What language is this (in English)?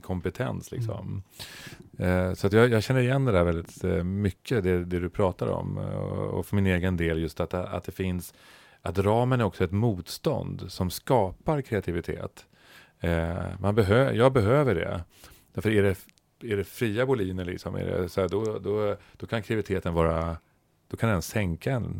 Swedish